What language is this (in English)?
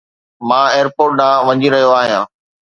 Sindhi